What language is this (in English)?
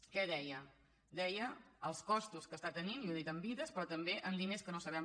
Catalan